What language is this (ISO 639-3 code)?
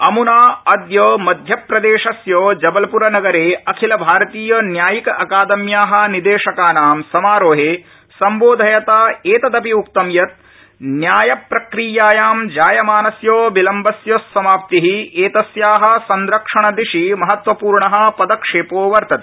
san